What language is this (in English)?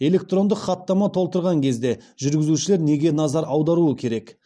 Kazakh